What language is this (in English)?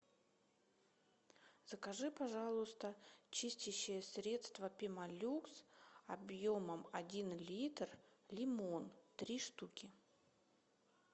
Russian